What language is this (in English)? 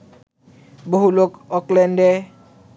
Bangla